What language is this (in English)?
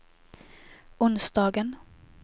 Swedish